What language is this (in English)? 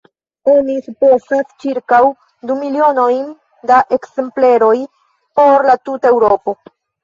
Esperanto